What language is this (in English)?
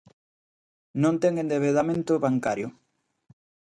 Galician